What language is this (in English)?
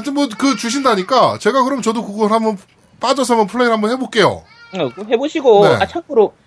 Korean